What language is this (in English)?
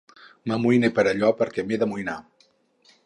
Catalan